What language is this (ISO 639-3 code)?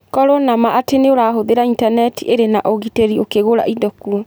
kik